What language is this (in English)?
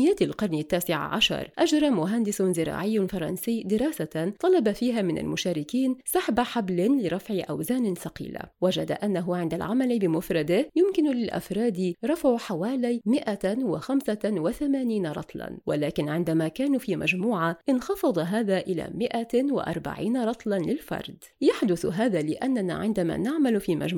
Arabic